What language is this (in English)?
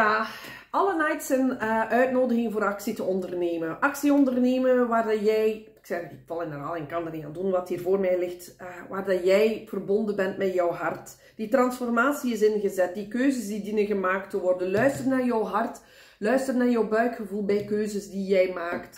Dutch